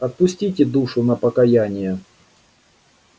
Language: Russian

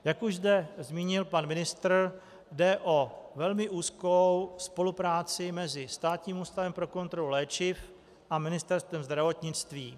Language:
Czech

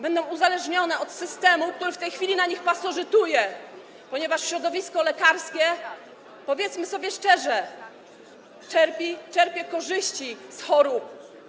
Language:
Polish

